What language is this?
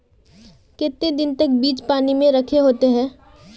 Magahi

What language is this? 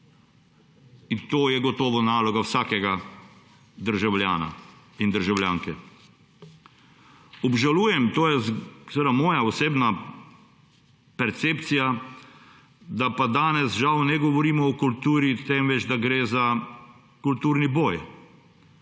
Slovenian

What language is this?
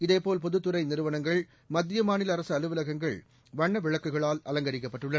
Tamil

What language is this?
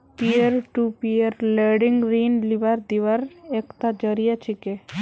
Magahi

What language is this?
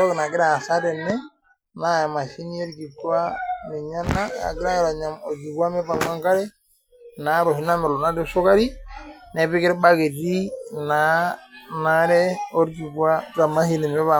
Masai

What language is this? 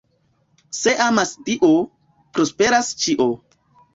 Esperanto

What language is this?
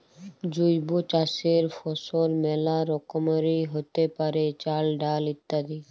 Bangla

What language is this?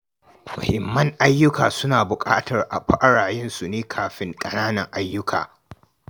Hausa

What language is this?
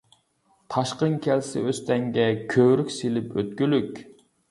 Uyghur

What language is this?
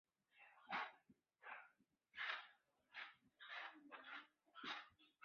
Chinese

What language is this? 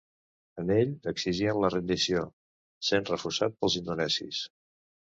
Catalan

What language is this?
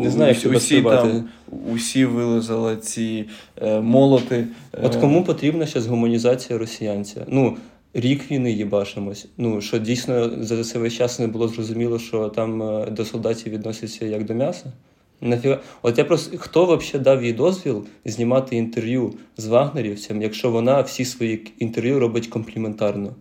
Ukrainian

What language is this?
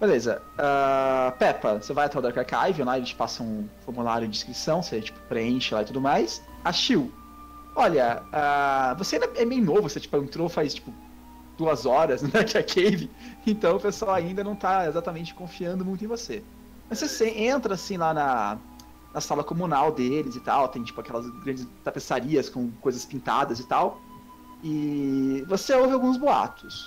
Portuguese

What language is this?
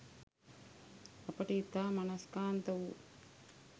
Sinhala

